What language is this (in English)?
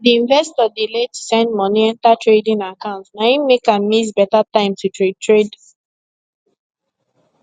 Nigerian Pidgin